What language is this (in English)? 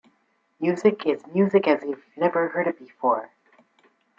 English